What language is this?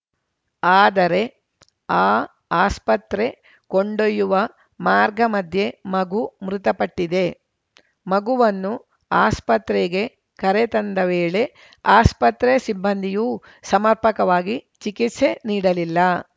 Kannada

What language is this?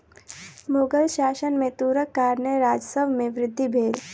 Maithili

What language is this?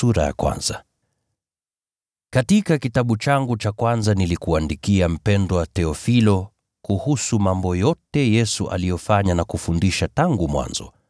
Swahili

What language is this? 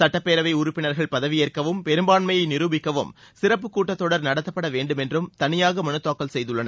Tamil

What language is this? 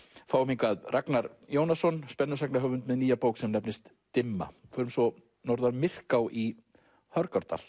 Icelandic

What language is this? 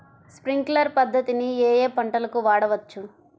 Telugu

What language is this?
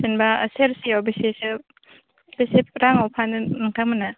Bodo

